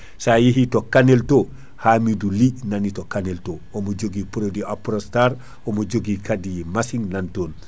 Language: Fula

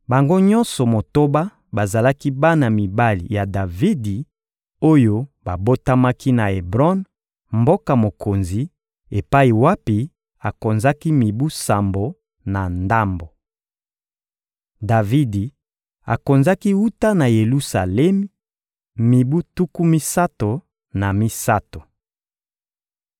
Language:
Lingala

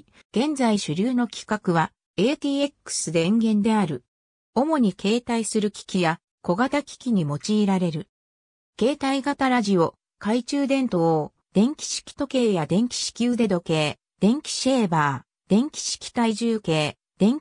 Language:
Japanese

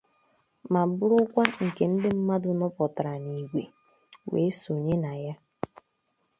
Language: Igbo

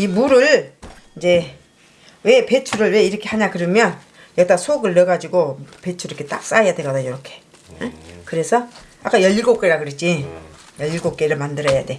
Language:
Korean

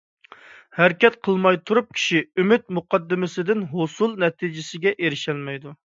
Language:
Uyghur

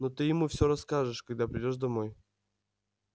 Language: Russian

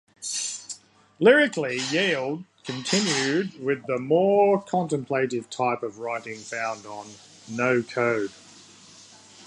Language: English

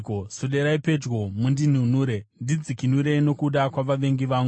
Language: Shona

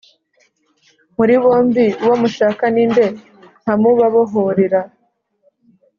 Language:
Kinyarwanda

